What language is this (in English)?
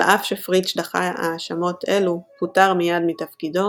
Hebrew